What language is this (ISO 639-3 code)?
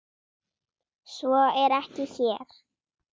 isl